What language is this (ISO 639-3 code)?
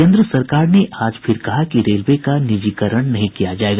hin